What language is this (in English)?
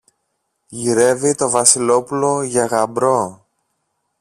Greek